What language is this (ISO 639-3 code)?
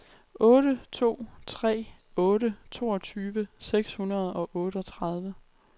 dan